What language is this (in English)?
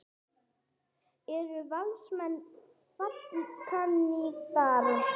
Icelandic